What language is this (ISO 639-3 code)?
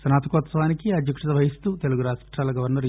tel